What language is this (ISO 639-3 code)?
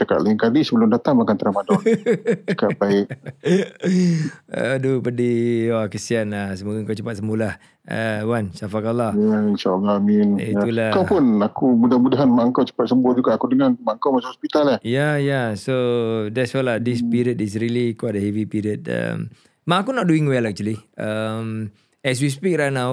msa